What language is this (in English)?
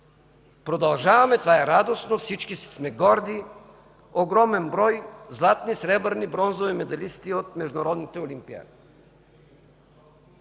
Bulgarian